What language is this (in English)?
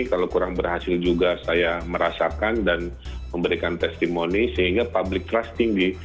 Indonesian